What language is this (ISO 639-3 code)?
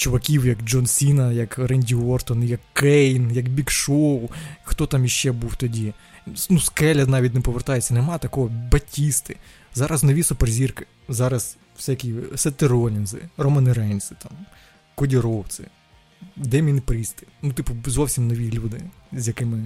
ukr